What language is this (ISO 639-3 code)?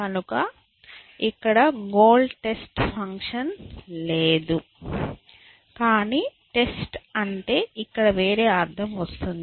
tel